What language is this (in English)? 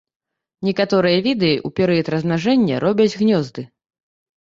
Belarusian